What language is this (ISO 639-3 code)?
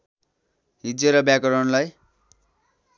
nep